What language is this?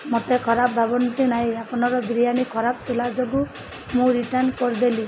Odia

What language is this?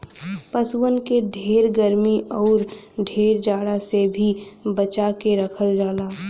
Bhojpuri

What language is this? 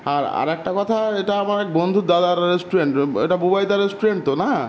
Bangla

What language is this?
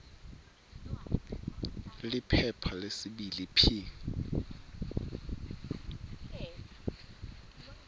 Swati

